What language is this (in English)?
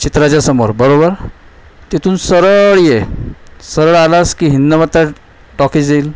Marathi